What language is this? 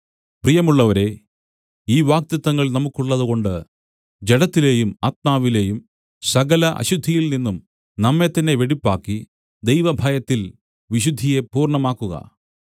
Malayalam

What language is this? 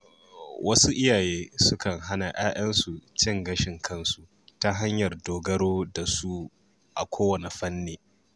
Hausa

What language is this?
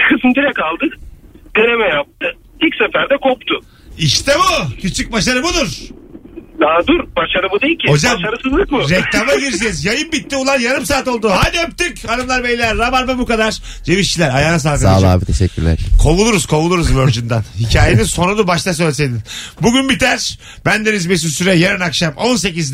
Turkish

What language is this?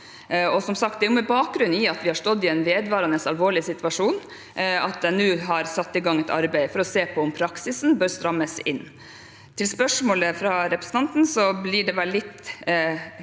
Norwegian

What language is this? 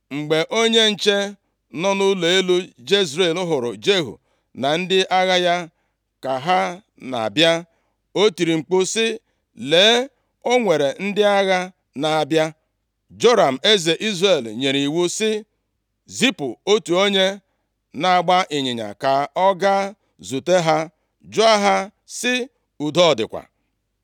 Igbo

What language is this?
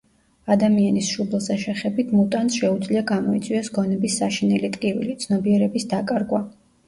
Georgian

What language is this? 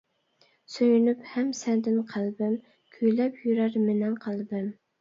Uyghur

